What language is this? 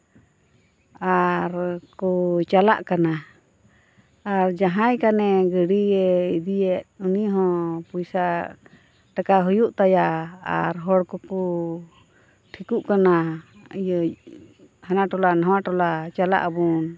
Santali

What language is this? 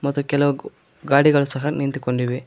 Kannada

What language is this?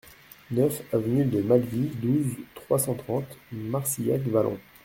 French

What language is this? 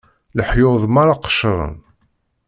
Kabyle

